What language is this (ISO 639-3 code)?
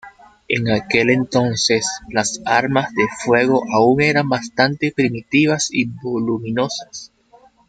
spa